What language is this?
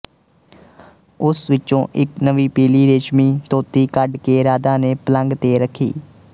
Punjabi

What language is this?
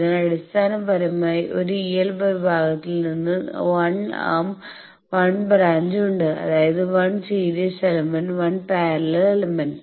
Malayalam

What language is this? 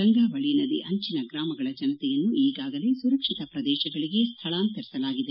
Kannada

